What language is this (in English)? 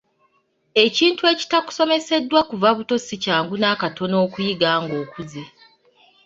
Ganda